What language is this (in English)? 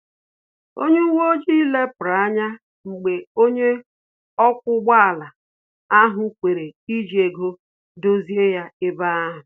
Igbo